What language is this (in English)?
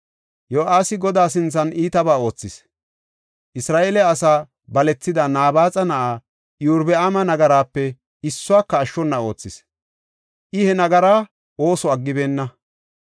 Gofa